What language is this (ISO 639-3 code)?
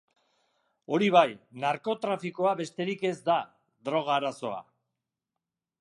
eus